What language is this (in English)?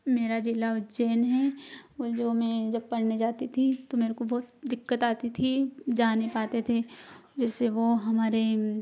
Hindi